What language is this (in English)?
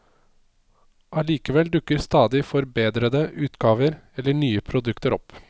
Norwegian